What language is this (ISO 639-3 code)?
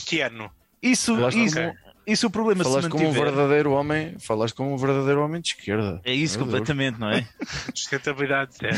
por